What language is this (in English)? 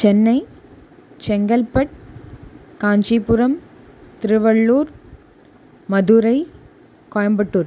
Sanskrit